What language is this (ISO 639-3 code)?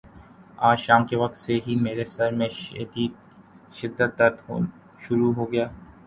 urd